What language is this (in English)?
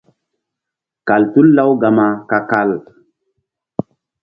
Mbum